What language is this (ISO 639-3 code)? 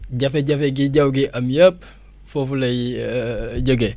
wol